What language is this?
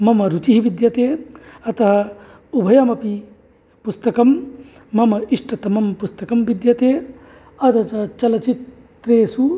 Sanskrit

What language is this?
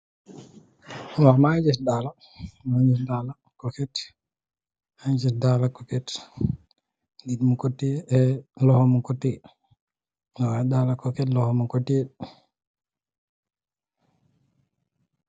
Wolof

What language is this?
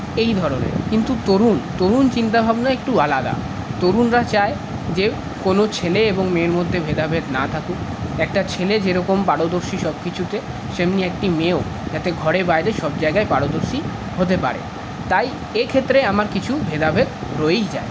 Bangla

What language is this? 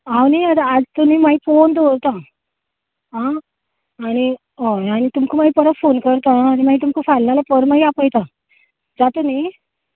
Konkani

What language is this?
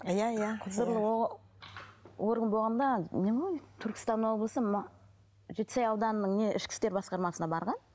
Kazakh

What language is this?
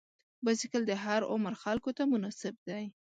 Pashto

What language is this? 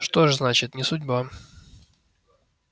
Russian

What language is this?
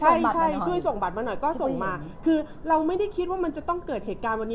Thai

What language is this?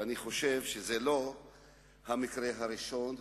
Hebrew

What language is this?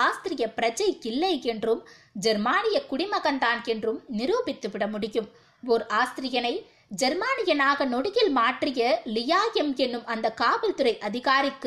Tamil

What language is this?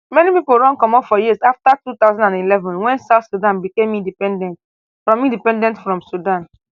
Nigerian Pidgin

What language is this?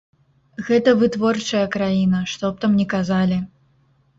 Belarusian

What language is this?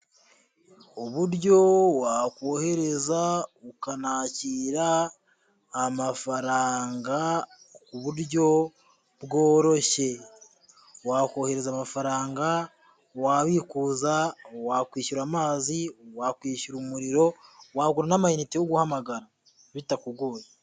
Kinyarwanda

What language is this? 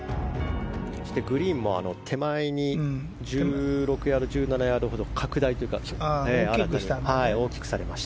Japanese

